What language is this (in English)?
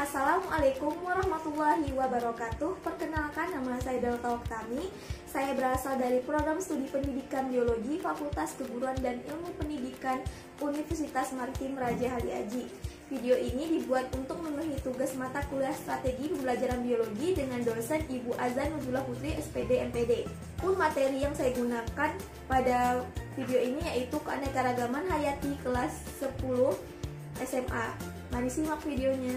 Indonesian